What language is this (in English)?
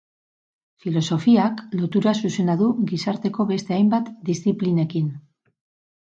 Basque